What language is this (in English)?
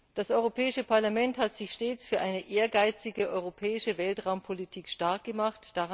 German